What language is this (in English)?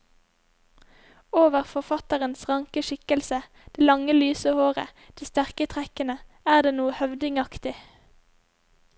Norwegian